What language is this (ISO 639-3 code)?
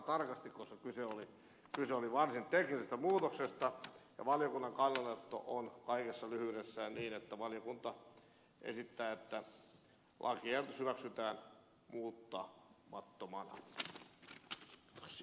fin